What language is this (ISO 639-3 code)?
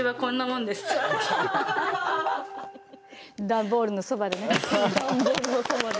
jpn